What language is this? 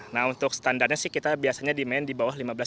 Indonesian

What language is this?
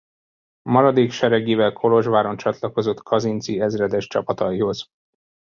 Hungarian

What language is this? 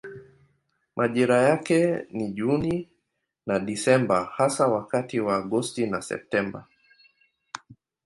Swahili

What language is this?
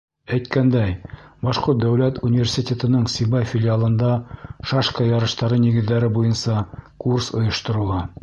Bashkir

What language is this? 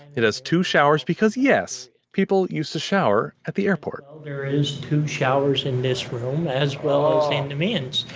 English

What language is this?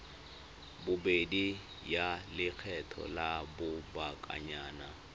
Tswana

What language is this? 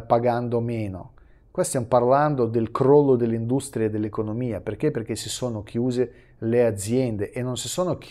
Italian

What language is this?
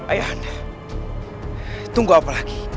Indonesian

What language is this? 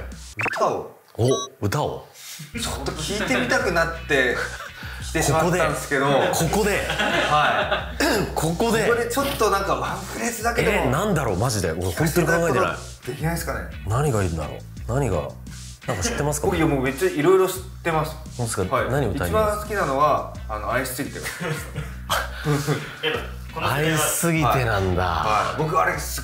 Japanese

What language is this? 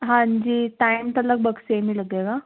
Punjabi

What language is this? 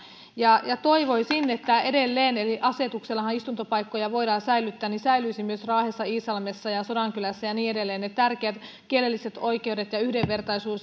Finnish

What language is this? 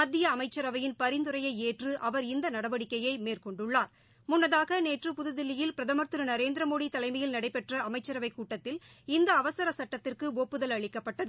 Tamil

